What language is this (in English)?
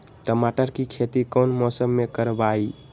Magahi